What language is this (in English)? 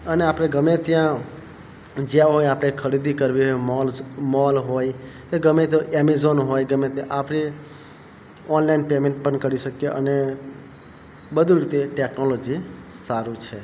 Gujarati